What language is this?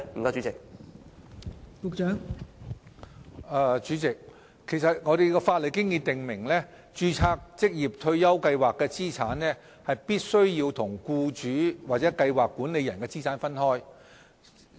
Cantonese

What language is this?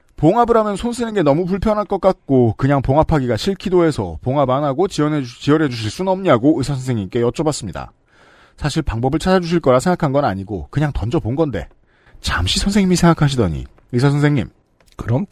Korean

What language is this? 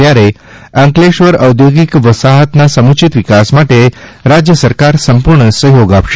Gujarati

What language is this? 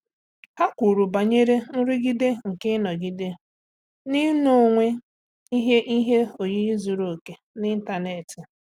Igbo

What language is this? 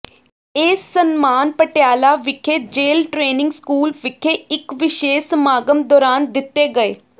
Punjabi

